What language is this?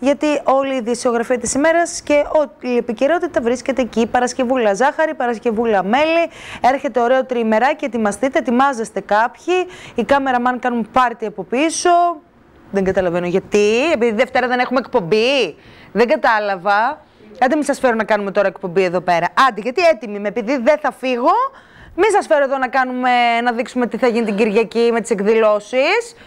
Greek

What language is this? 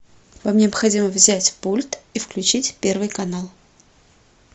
Russian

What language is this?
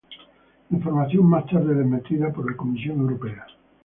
Spanish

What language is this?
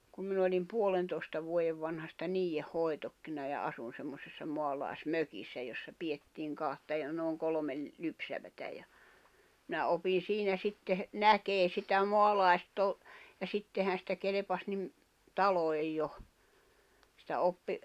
Finnish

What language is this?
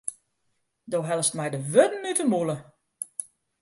Western Frisian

